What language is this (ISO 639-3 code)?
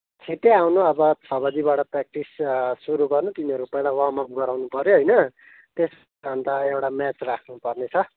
nep